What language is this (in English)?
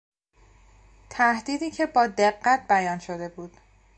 Persian